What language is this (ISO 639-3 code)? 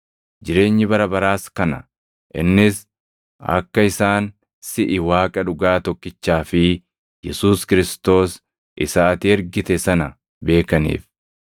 orm